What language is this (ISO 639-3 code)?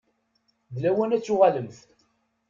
kab